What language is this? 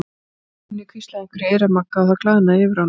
Icelandic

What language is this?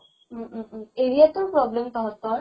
Assamese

